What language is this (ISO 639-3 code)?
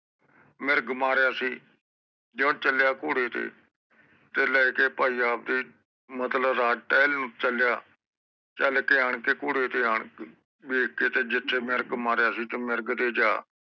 pan